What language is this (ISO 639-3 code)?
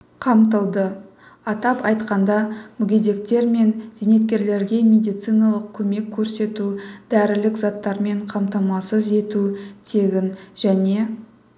kaz